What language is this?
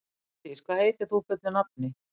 Icelandic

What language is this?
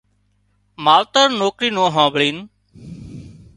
Wadiyara Koli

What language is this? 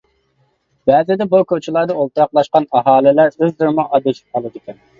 Uyghur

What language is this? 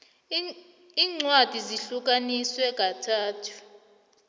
South Ndebele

